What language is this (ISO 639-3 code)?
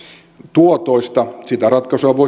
fin